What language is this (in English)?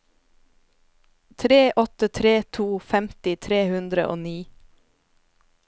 Norwegian